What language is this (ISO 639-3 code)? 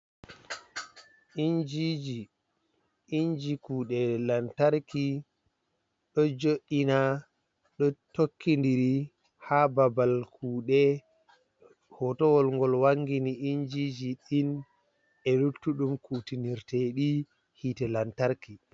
ful